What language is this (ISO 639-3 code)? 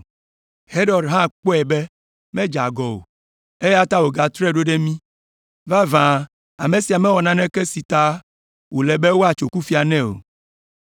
ewe